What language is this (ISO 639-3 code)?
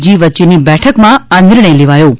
guj